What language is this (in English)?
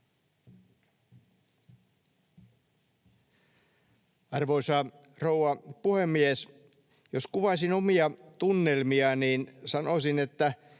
Finnish